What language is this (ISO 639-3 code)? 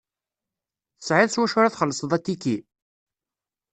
kab